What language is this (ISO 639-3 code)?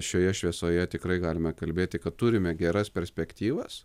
lit